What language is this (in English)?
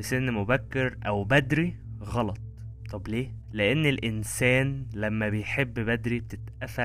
Arabic